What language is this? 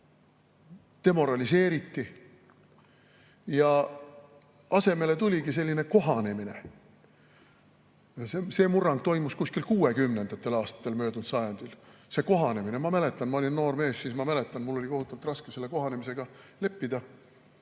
Estonian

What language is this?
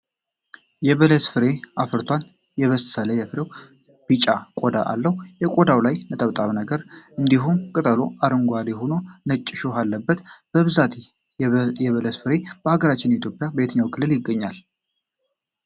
Amharic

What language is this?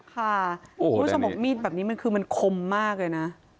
Thai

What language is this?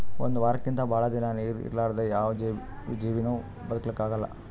Kannada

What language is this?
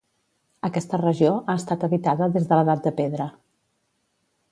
Catalan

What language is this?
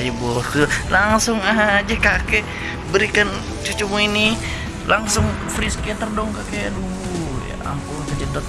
Indonesian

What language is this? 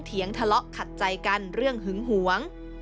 Thai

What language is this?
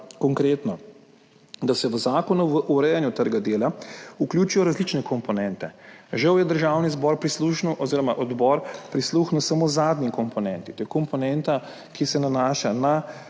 Slovenian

